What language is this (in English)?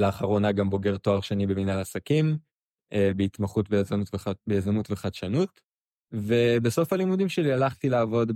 Hebrew